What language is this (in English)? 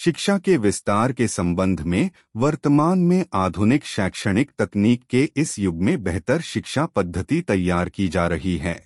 Hindi